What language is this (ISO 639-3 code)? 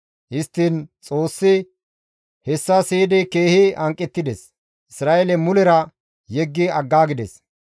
gmv